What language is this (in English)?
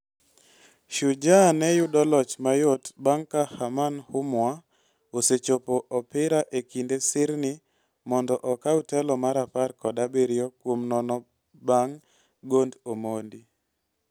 Luo (Kenya and Tanzania)